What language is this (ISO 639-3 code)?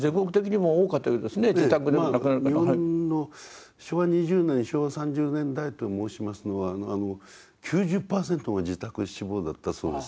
jpn